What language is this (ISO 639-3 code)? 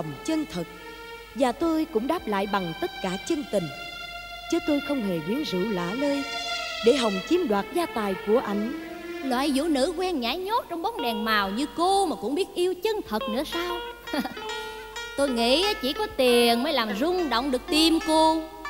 vie